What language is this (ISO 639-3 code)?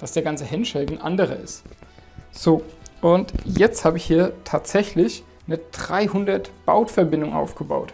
deu